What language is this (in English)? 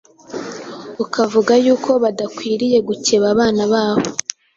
Kinyarwanda